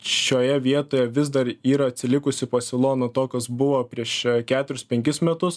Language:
Lithuanian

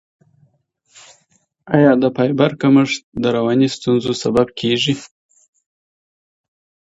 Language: Pashto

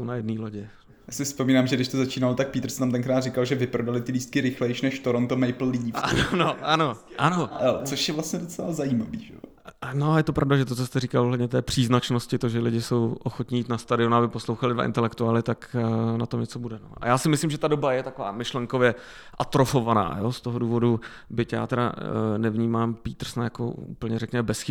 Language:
Czech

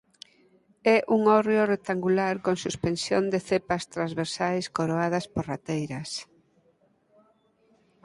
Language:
Galician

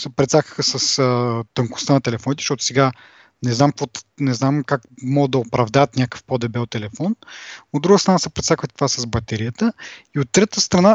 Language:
Bulgarian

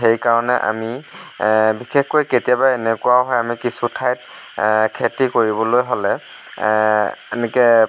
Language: Assamese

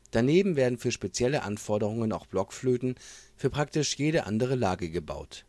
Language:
German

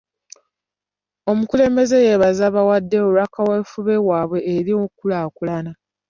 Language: Ganda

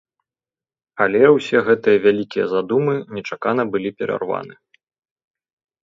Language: Belarusian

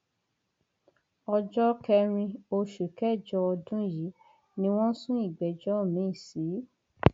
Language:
Yoruba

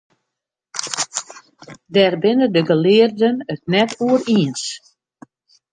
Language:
Western Frisian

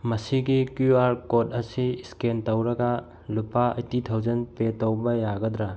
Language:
Manipuri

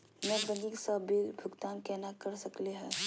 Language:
Magahi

